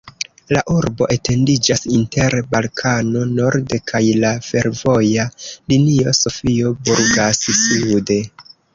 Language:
Esperanto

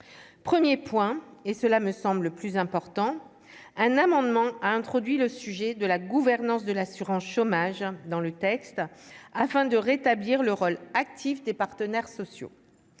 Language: French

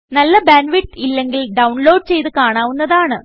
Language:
Malayalam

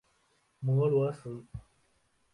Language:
Chinese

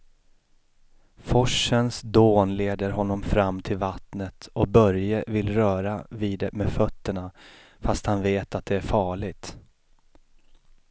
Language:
Swedish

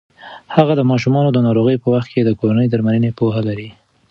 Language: Pashto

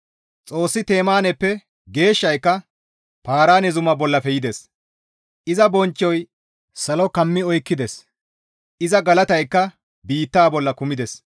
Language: Gamo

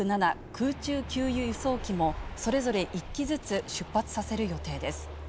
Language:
Japanese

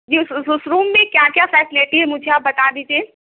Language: Urdu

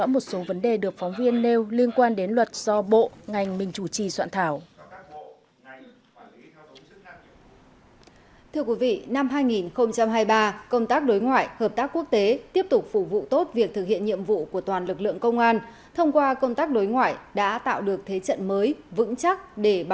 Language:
Vietnamese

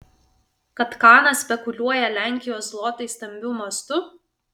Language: Lithuanian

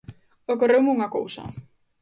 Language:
Galician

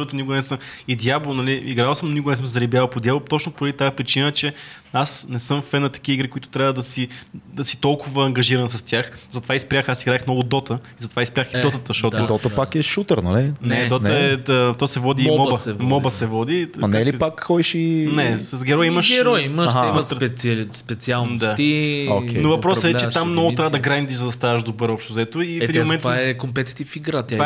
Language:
Bulgarian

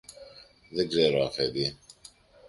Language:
Greek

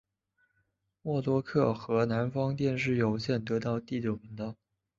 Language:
Chinese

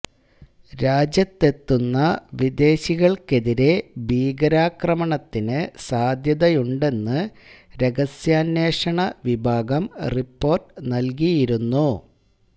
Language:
Malayalam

